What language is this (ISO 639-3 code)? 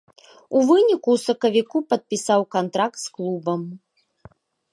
bel